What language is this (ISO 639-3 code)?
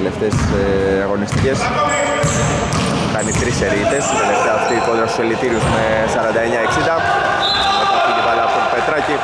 ell